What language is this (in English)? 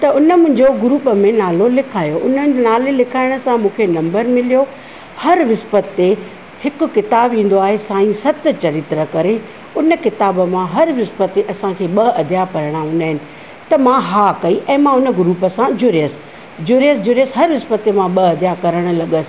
Sindhi